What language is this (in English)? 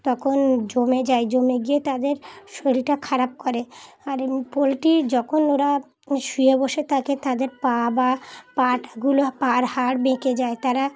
Bangla